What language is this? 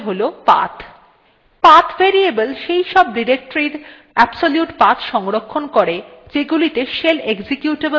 Bangla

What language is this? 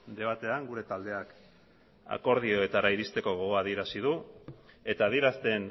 Basque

